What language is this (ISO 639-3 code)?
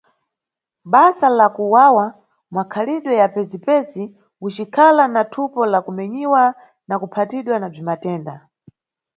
nyu